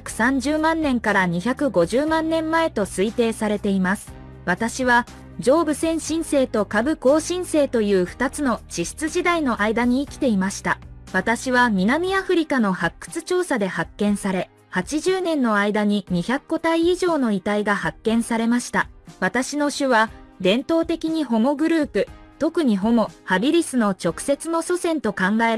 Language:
Japanese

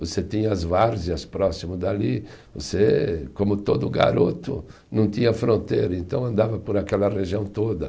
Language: Portuguese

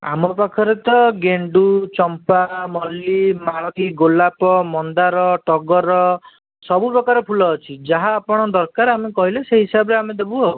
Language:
Odia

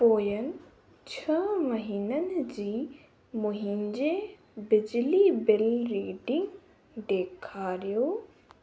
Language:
Sindhi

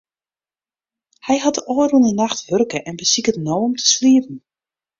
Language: Western Frisian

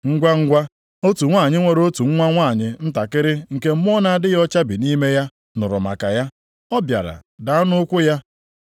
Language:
Igbo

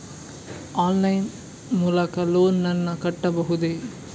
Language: Kannada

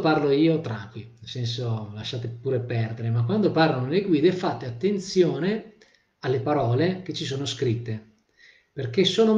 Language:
Italian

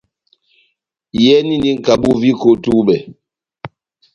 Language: Batanga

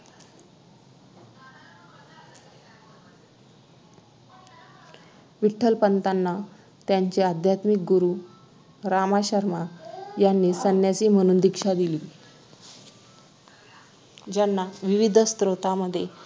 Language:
Marathi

